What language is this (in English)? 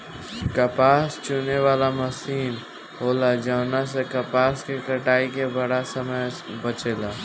Bhojpuri